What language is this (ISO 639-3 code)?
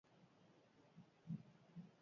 eus